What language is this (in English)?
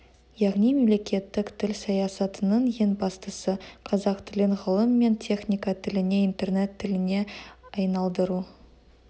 Kazakh